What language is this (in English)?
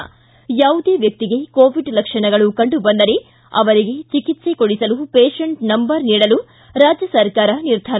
Kannada